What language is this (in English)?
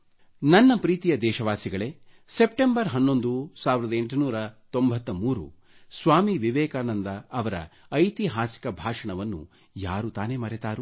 Kannada